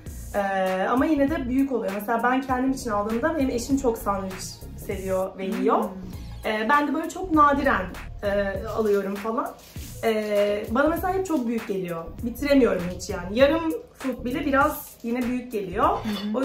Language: Turkish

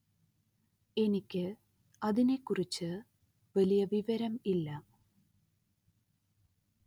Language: Malayalam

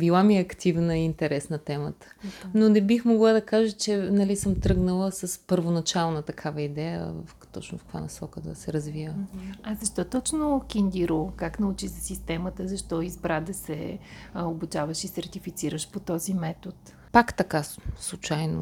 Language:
Bulgarian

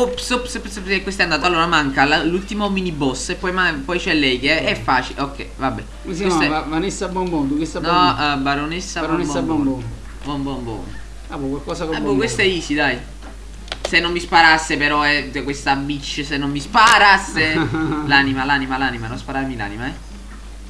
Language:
Italian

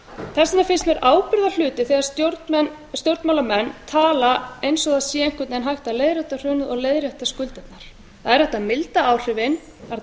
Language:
Icelandic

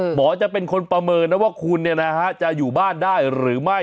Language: Thai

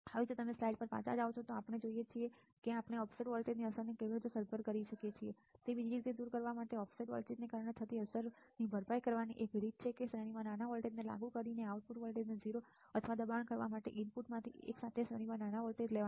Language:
Gujarati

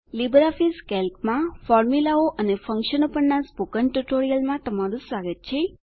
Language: Gujarati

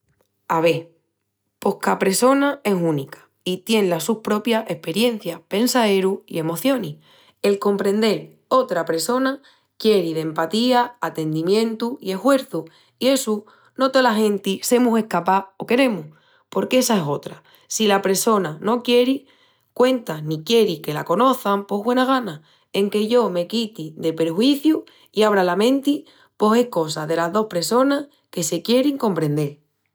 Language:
Extremaduran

